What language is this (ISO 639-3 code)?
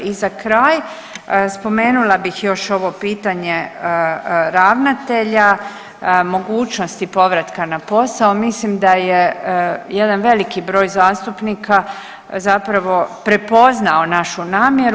hrv